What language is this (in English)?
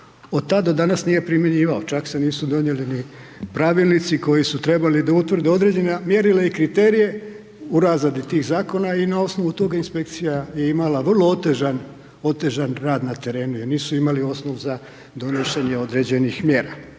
Croatian